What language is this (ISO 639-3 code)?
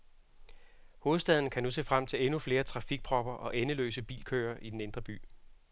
dan